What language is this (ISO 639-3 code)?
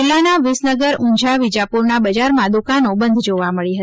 guj